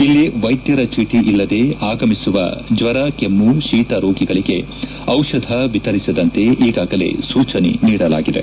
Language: Kannada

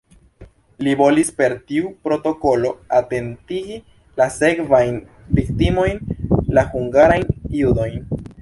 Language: Esperanto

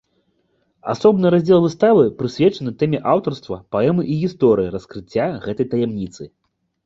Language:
Belarusian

